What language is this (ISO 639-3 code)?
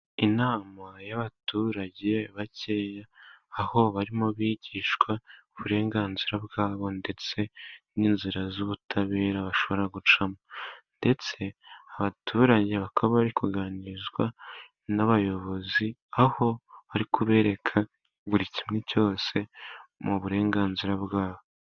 kin